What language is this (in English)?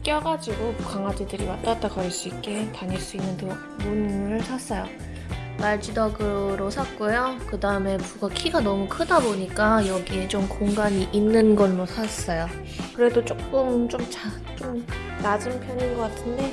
Korean